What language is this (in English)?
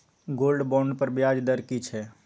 Maithili